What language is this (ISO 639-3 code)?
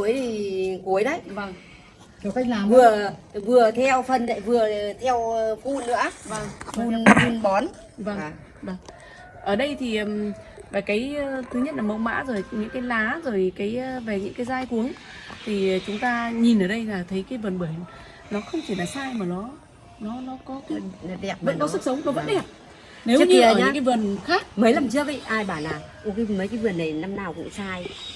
vie